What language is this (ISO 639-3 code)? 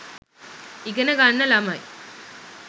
sin